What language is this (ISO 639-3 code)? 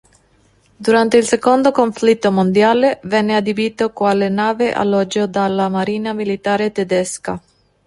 ita